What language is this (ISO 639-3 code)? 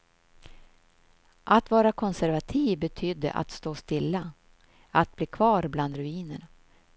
swe